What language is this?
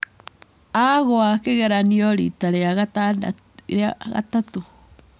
Kikuyu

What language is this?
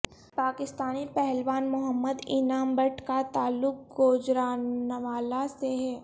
Urdu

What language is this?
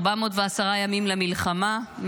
Hebrew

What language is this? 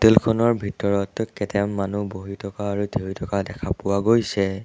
Assamese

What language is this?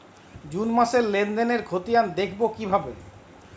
Bangla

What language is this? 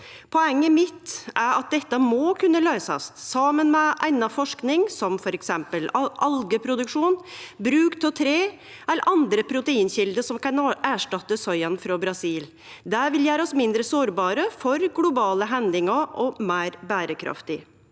Norwegian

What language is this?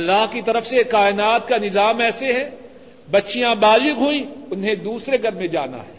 Urdu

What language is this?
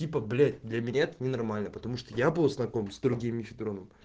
Russian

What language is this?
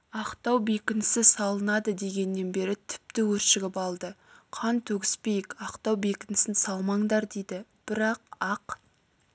Kazakh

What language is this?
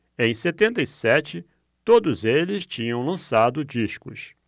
Portuguese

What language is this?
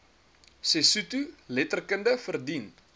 Afrikaans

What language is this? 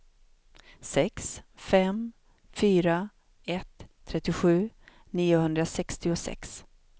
Swedish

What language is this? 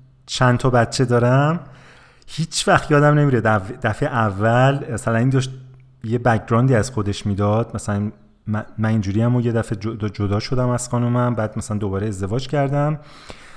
Persian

